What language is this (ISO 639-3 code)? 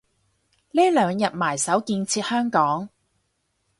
yue